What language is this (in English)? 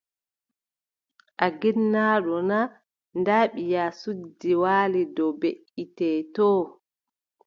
Adamawa Fulfulde